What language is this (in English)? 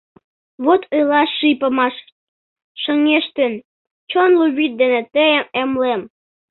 Mari